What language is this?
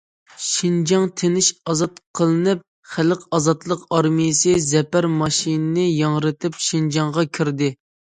Uyghur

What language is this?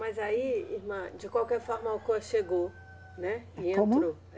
Portuguese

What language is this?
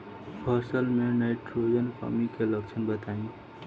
Bhojpuri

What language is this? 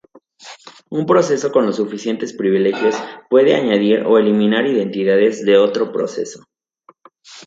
Spanish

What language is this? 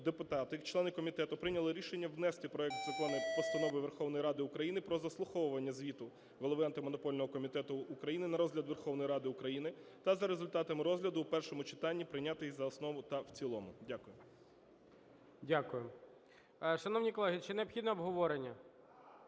Ukrainian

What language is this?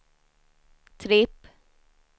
Swedish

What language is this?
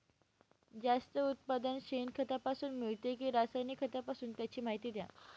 Marathi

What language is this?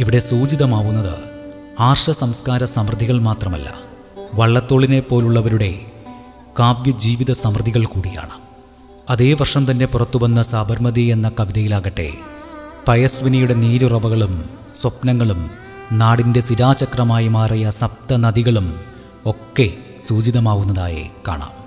Malayalam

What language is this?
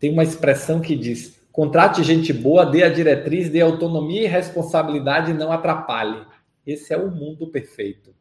Portuguese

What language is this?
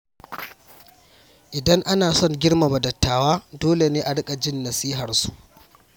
Hausa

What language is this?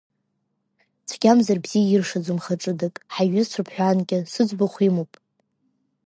Abkhazian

